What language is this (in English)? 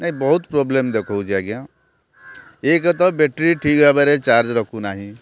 Odia